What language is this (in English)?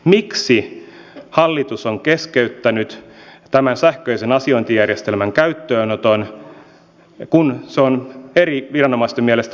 Finnish